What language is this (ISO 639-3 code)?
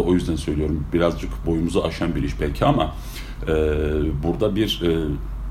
tur